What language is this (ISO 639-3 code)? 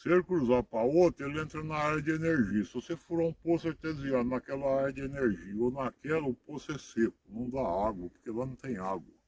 por